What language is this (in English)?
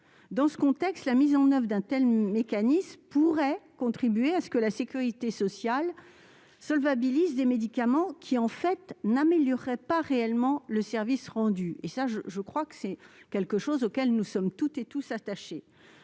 French